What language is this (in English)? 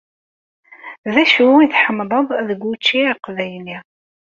Kabyle